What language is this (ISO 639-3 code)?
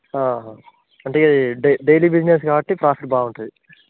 tel